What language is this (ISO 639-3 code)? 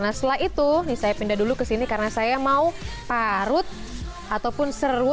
ind